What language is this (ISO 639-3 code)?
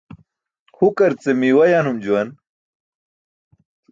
bsk